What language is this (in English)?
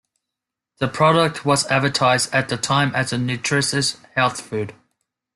English